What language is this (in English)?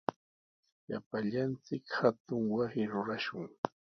Sihuas Ancash Quechua